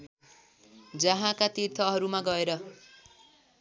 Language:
Nepali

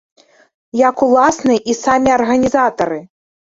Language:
Belarusian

